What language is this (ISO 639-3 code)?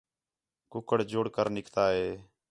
xhe